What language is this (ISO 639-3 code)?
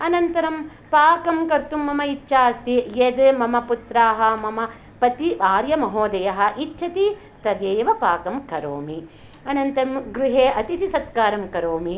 san